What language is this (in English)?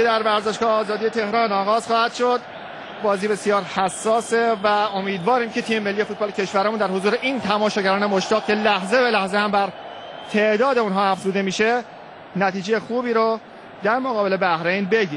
Persian